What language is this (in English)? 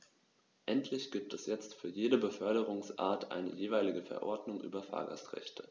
German